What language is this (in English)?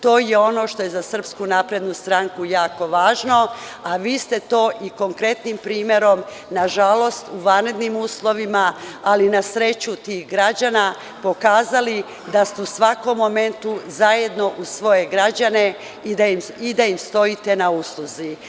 Serbian